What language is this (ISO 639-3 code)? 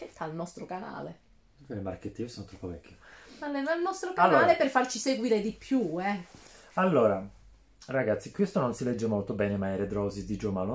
ita